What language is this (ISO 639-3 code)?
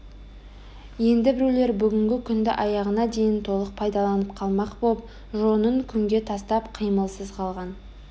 kaz